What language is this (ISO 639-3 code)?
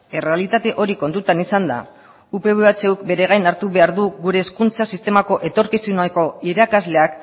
eus